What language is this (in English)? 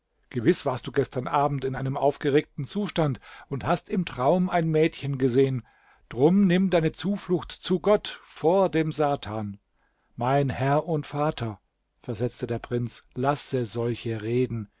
German